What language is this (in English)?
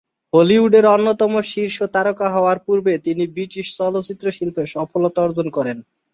Bangla